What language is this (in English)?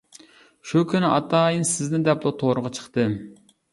Uyghur